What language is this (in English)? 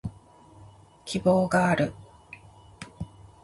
Japanese